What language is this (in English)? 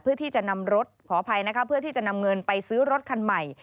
Thai